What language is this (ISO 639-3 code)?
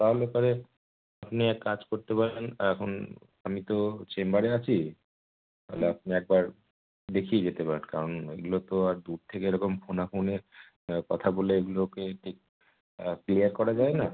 ben